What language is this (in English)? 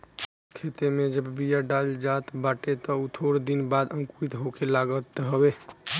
Bhojpuri